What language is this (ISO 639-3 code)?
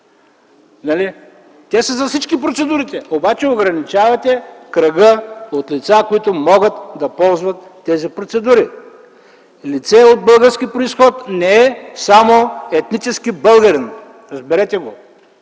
bul